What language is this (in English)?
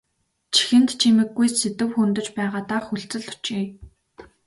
Mongolian